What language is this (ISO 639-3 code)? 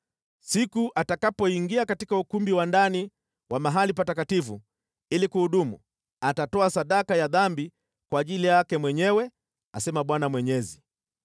swa